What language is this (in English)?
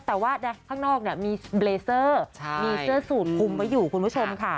Thai